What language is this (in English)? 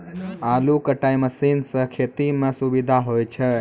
Maithili